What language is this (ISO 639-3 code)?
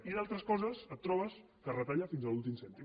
cat